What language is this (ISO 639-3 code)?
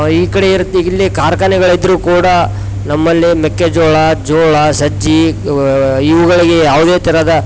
kan